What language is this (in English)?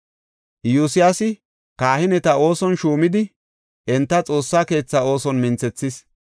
Gofa